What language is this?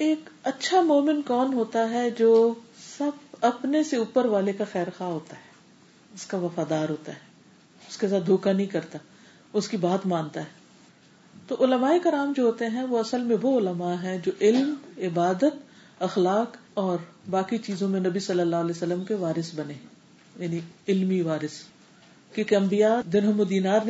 Urdu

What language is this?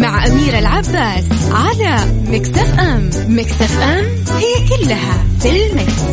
Arabic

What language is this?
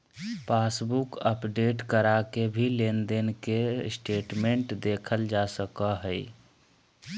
Magahi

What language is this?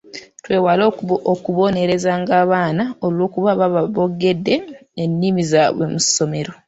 Ganda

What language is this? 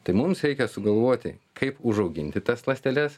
Lithuanian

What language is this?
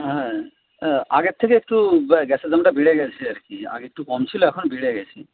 Bangla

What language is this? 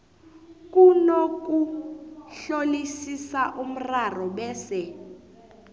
South Ndebele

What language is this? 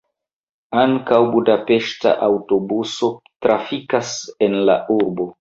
Esperanto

